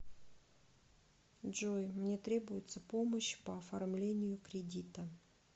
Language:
Russian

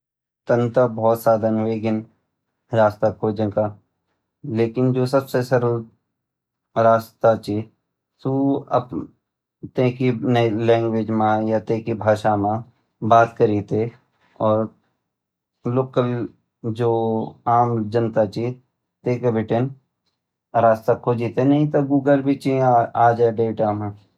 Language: Garhwali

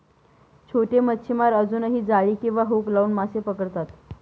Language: Marathi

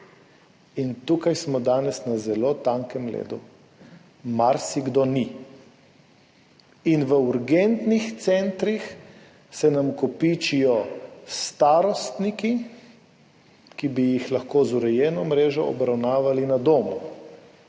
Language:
Slovenian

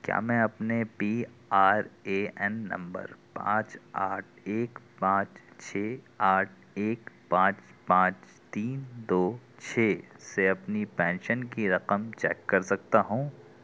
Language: Urdu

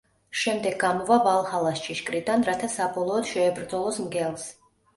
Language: Georgian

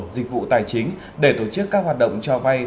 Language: Vietnamese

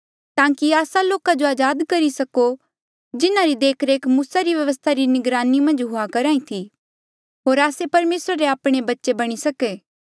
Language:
Mandeali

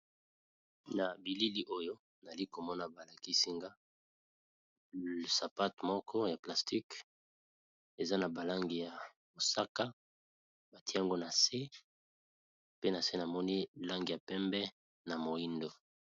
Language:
Lingala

